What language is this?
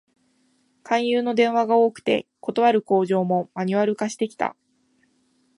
Japanese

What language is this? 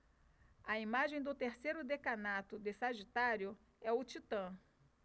Portuguese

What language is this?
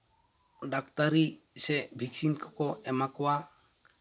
Santali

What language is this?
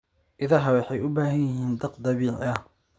Somali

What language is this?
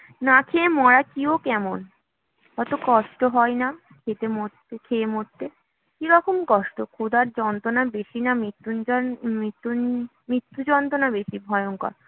Bangla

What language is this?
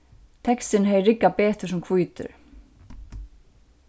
Faroese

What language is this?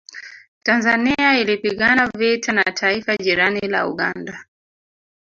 Swahili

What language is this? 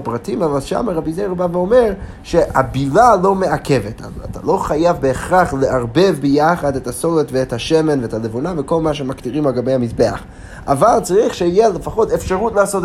Hebrew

